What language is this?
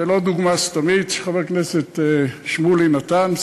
Hebrew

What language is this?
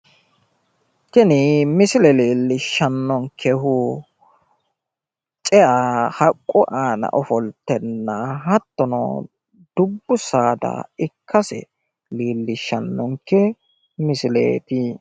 Sidamo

